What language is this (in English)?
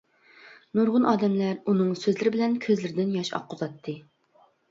Uyghur